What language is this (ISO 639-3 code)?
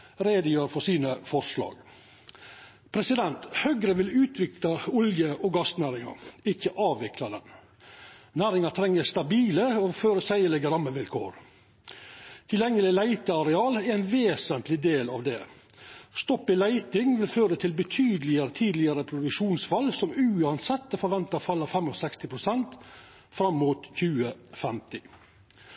nno